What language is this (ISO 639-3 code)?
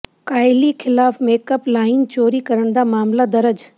pan